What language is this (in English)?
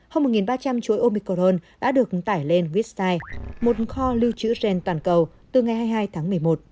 Vietnamese